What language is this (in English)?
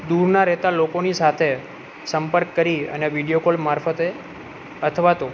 Gujarati